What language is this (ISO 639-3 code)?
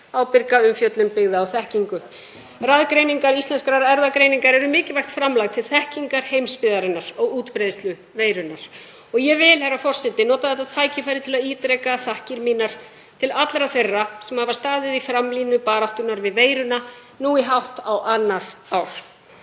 isl